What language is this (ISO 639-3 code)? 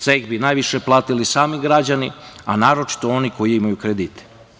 srp